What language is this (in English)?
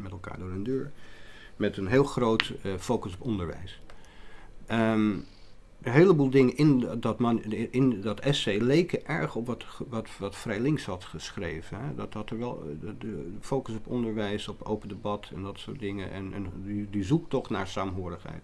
Dutch